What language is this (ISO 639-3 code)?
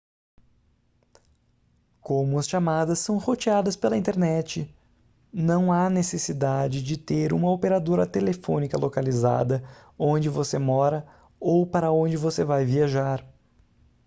por